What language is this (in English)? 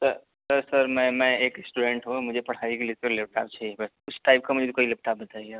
Urdu